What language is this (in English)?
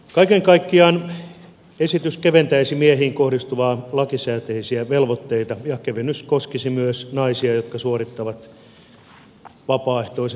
Finnish